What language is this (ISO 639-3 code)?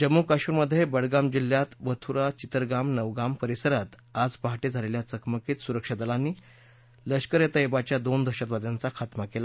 mar